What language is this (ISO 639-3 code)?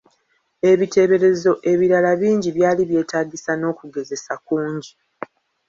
lug